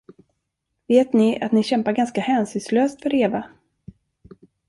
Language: Swedish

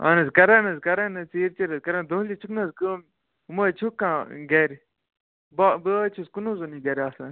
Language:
Kashmiri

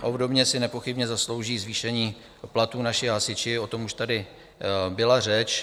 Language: Czech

